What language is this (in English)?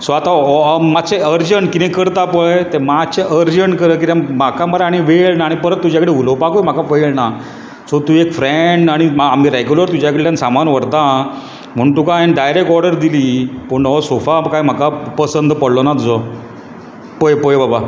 Konkani